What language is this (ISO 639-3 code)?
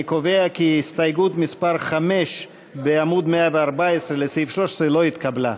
heb